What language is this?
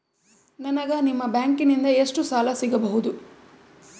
Kannada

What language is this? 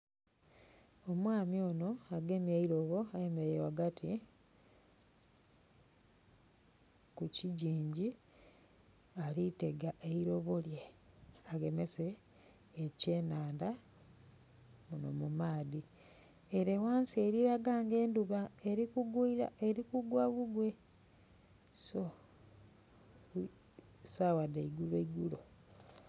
Soga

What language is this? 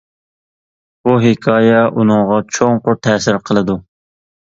Uyghur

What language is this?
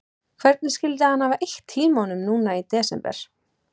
Icelandic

